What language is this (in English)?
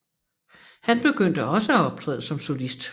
Danish